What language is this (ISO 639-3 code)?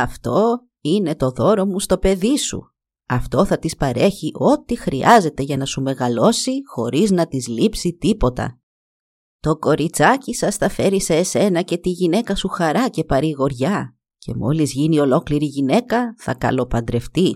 ell